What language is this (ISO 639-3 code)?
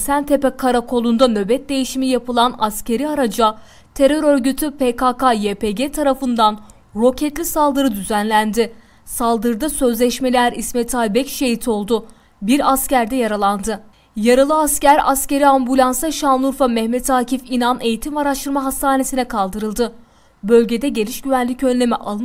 tur